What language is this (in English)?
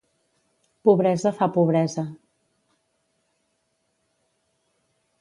Catalan